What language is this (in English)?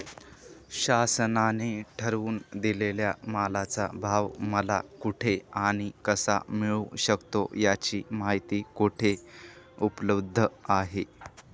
Marathi